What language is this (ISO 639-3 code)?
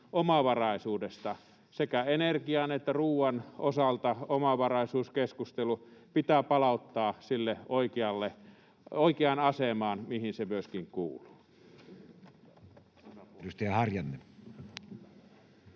fin